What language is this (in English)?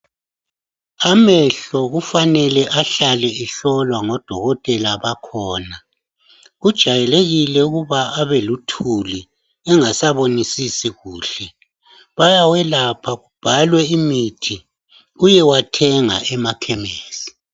North Ndebele